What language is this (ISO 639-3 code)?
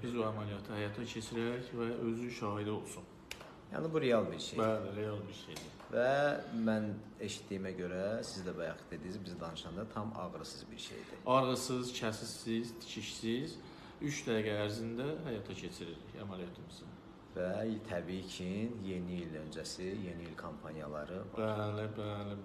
tur